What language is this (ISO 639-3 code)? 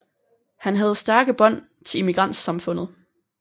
dan